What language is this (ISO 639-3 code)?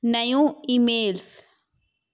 snd